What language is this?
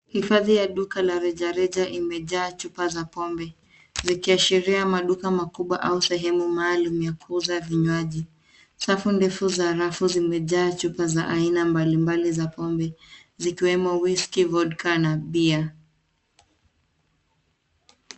Swahili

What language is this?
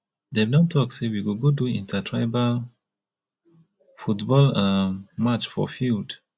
Nigerian Pidgin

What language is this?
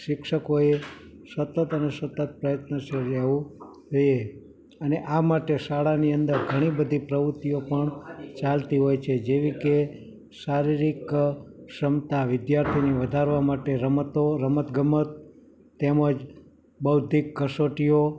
Gujarati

